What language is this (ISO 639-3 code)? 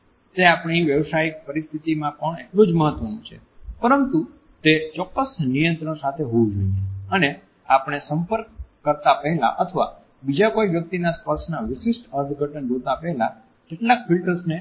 guj